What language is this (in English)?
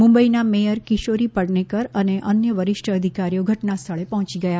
Gujarati